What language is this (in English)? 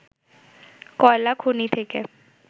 Bangla